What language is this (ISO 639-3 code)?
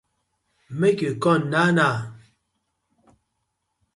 pcm